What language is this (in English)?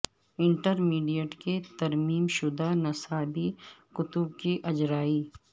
Urdu